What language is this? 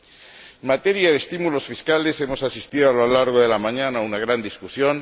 Spanish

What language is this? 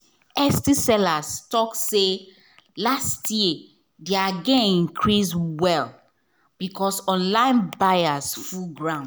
Nigerian Pidgin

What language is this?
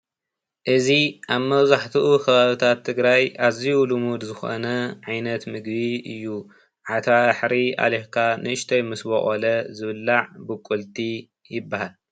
Tigrinya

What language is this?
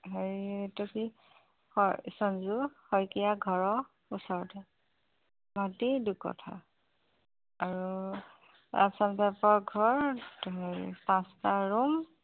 Assamese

